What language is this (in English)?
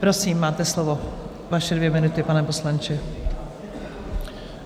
Czech